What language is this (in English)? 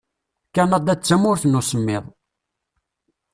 Kabyle